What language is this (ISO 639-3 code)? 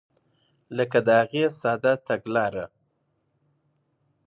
pus